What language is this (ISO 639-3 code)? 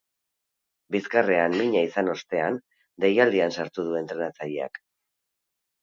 eus